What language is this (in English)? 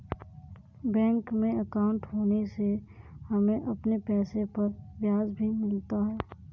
Hindi